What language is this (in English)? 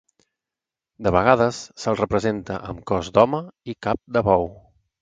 Catalan